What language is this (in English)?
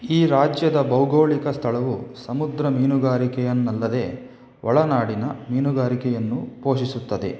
Kannada